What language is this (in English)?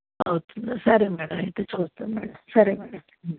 Telugu